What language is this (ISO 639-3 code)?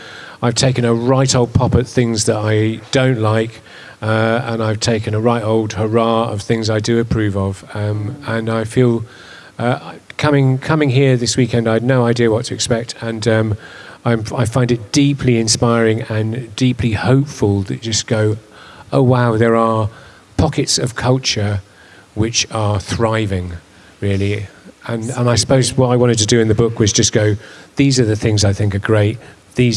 eng